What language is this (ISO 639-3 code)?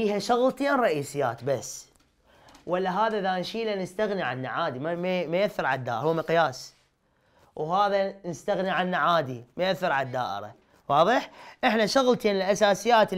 ara